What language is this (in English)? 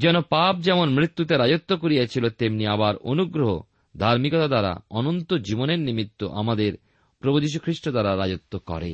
Bangla